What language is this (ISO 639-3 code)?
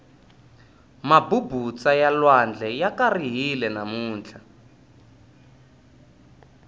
tso